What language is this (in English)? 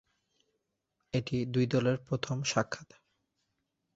Bangla